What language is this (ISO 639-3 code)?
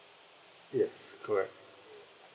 eng